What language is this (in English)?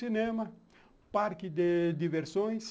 Portuguese